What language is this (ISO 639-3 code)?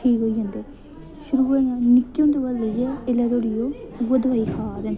doi